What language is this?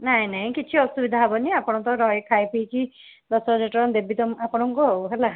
Odia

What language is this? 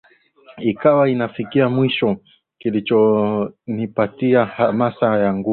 Swahili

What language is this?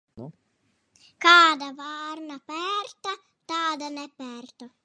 Latvian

